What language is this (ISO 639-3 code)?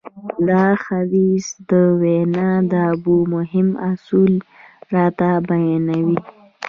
pus